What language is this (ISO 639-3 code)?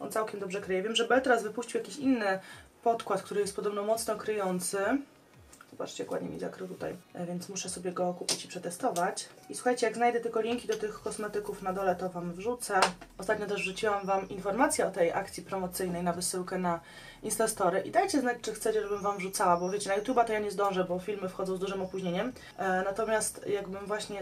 pol